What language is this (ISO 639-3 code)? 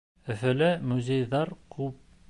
bak